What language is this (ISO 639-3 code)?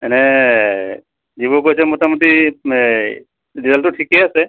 asm